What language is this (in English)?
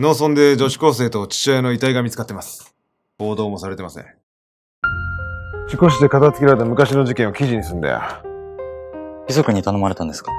Japanese